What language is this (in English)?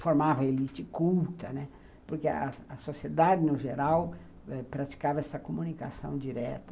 Portuguese